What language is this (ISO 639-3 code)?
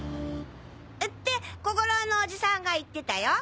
jpn